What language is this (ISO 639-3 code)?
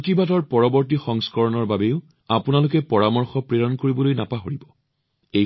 asm